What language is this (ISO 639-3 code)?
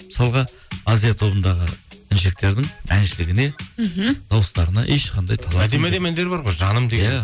kaz